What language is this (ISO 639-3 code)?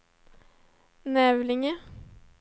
swe